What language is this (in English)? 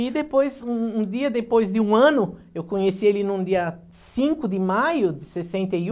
Portuguese